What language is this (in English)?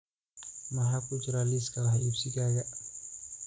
Somali